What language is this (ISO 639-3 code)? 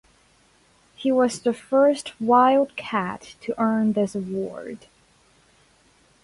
eng